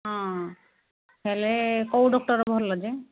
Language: Odia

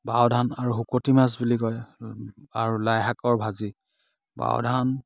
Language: Assamese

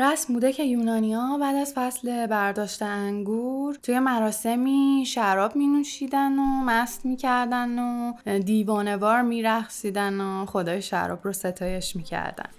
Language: Persian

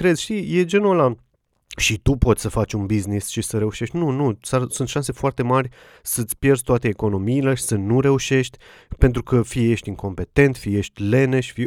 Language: Romanian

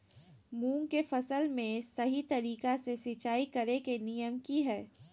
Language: Magahi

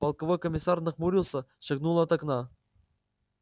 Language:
Russian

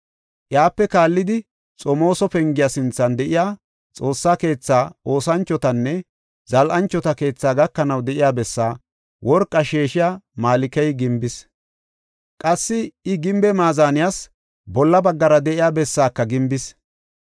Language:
Gofa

